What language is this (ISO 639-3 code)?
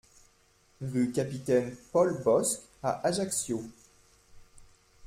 fra